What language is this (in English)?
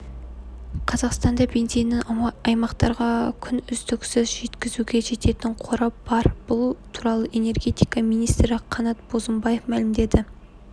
Kazakh